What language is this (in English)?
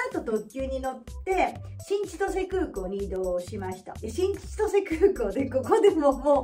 Japanese